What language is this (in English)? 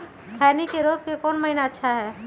Magahi